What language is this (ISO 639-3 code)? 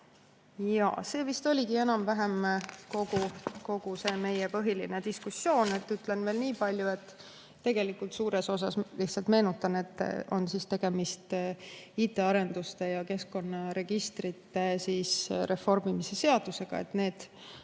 est